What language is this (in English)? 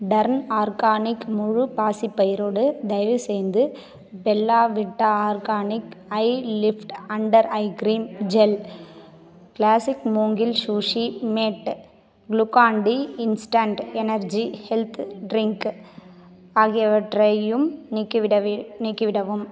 Tamil